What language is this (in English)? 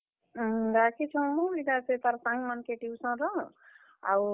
Odia